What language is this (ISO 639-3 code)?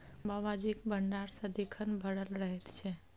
mai